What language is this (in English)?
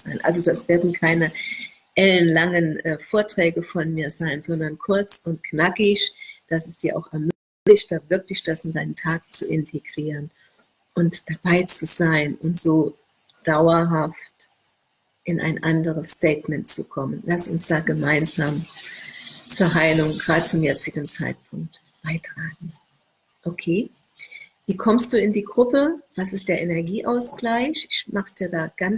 German